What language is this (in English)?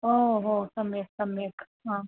Sanskrit